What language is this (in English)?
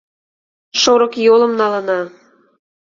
Mari